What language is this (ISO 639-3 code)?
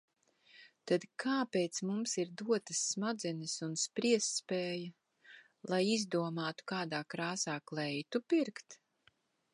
lav